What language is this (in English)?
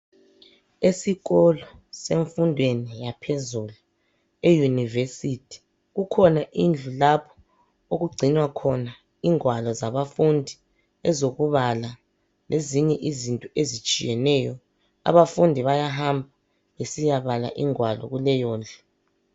North Ndebele